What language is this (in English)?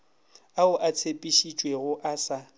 Northern Sotho